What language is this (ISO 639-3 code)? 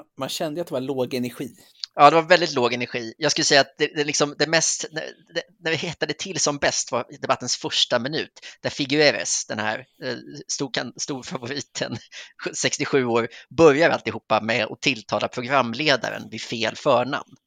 swe